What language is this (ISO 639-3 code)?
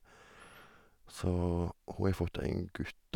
nor